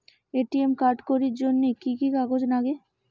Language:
Bangla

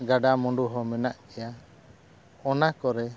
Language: Santali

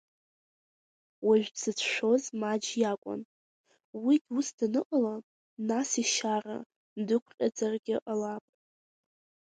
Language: Abkhazian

